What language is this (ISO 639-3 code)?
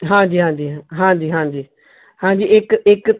pan